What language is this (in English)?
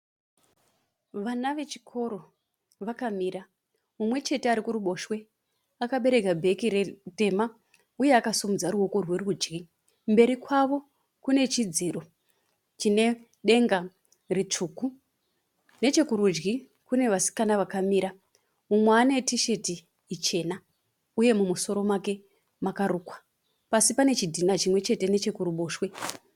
Shona